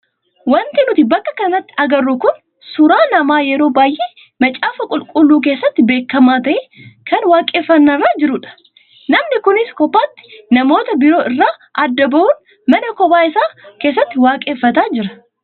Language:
Oromo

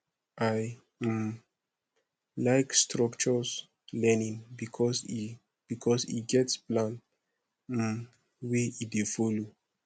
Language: Nigerian Pidgin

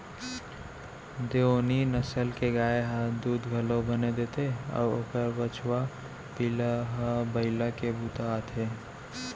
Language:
Chhattisgarhi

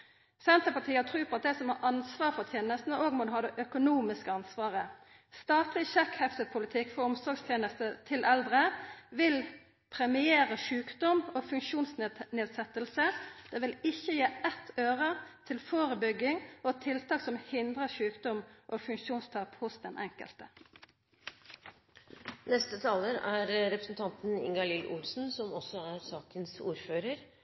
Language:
Norwegian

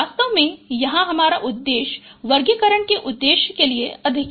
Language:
Hindi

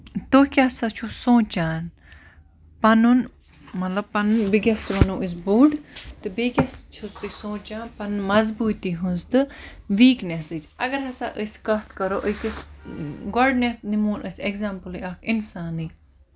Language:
Kashmiri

